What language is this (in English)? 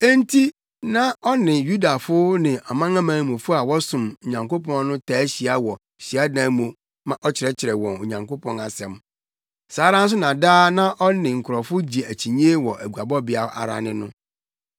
Akan